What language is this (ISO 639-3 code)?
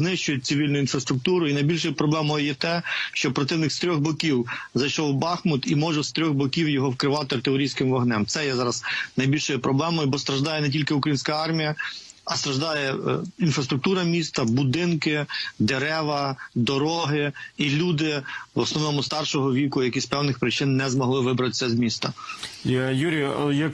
ukr